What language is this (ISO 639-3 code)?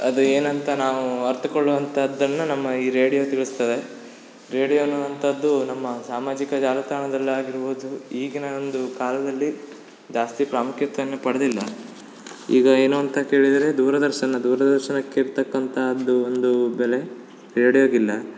kan